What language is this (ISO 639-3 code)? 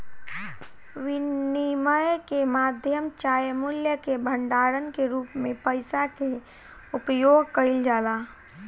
bho